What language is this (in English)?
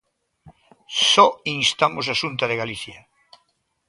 Galician